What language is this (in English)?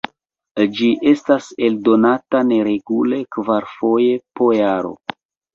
Esperanto